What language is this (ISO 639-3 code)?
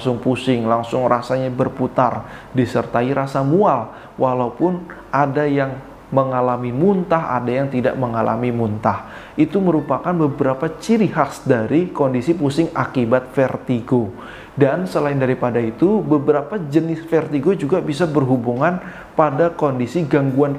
ind